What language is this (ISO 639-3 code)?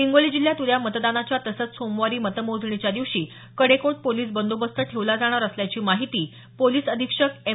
mar